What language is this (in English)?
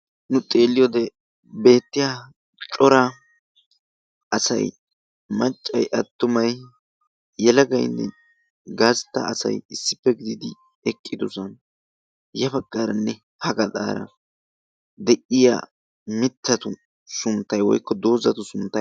Wolaytta